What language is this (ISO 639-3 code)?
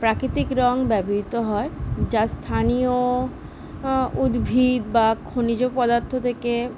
ben